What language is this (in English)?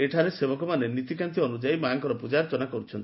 Odia